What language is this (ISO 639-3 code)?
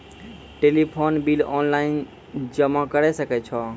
mai